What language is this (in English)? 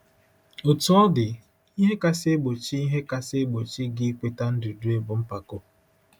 Igbo